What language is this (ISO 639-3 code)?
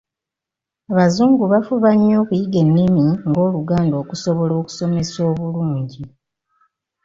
lug